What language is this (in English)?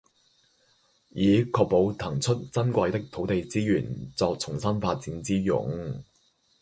Cantonese